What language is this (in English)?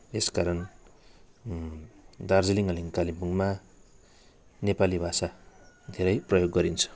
Nepali